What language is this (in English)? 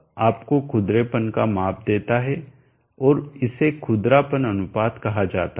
Hindi